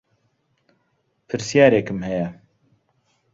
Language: Central Kurdish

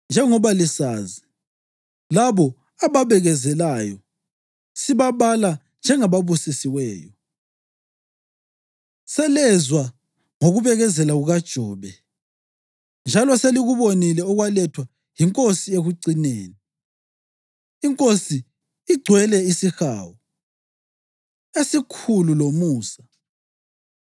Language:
North Ndebele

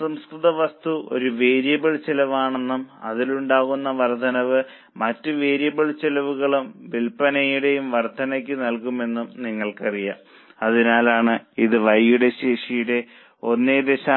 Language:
Malayalam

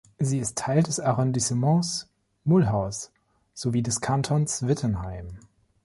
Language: German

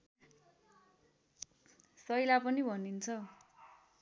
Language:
Nepali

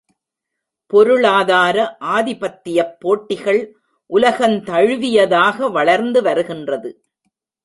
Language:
Tamil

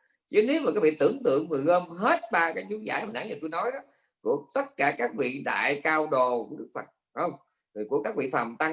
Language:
Vietnamese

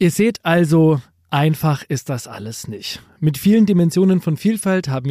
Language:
German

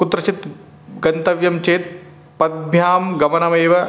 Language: Sanskrit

